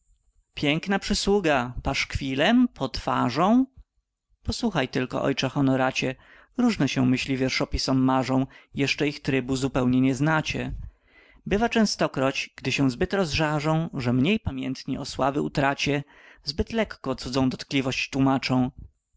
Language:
Polish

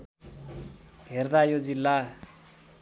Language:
Nepali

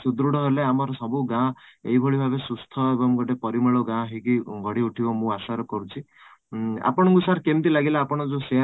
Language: Odia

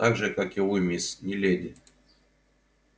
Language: Russian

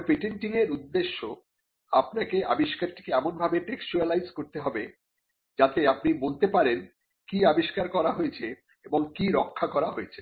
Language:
Bangla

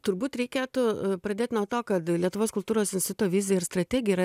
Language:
Lithuanian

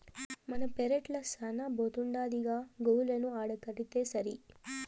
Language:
Telugu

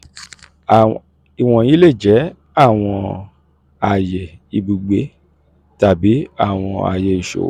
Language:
Yoruba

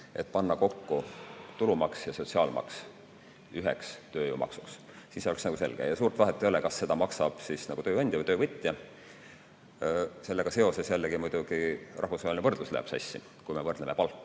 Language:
Estonian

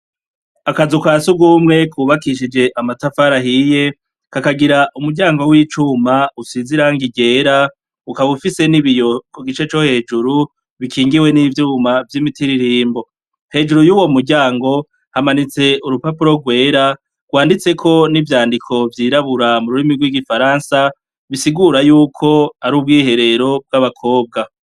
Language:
Rundi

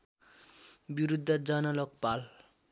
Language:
Nepali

